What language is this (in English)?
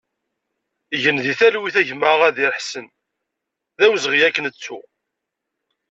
Kabyle